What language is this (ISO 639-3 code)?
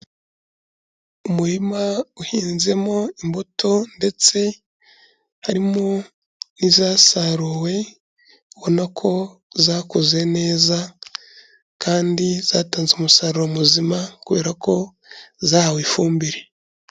kin